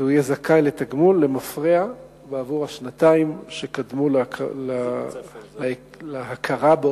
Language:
Hebrew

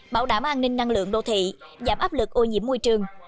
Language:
Vietnamese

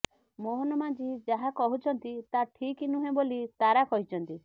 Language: Odia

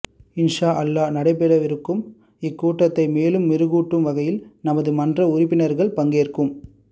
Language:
Tamil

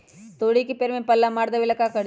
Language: Magahi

